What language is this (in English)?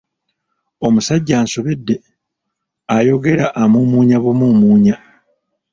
Ganda